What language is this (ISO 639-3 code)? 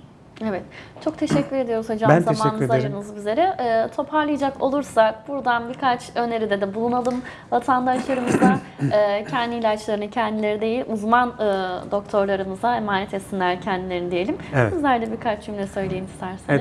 tur